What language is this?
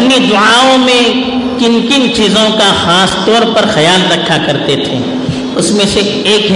Urdu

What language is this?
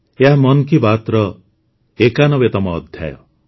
Odia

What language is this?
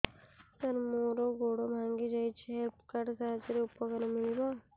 Odia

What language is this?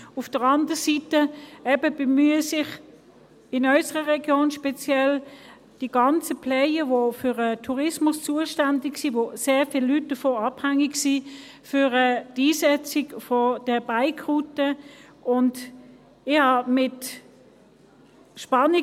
Swiss German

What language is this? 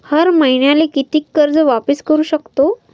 Marathi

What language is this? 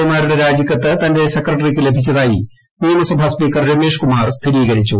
Malayalam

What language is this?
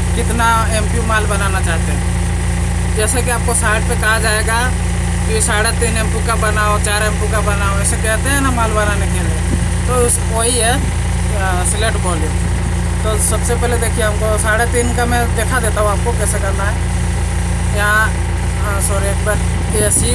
Hindi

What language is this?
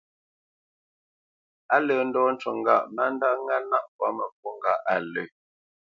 Bamenyam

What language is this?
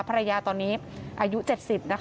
Thai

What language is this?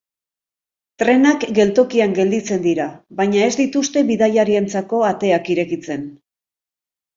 Basque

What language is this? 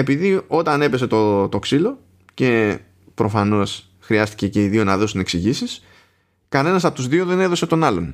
Greek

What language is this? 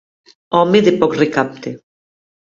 Catalan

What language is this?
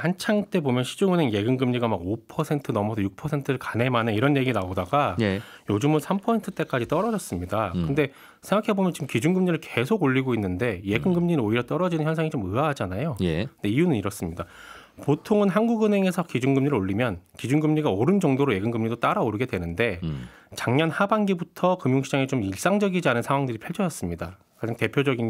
Korean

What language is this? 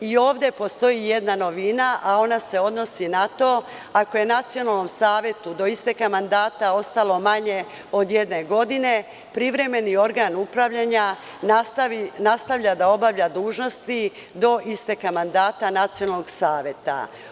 Serbian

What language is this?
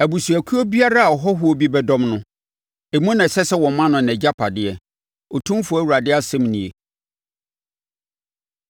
Akan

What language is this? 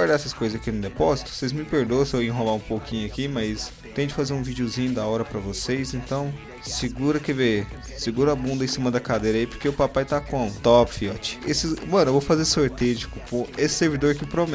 Portuguese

